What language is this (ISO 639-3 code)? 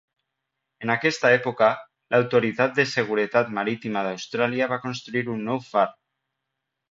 cat